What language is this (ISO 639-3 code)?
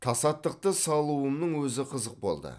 kaz